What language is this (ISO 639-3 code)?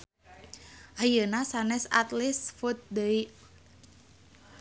sun